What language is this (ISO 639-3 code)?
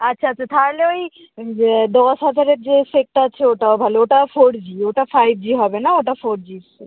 ben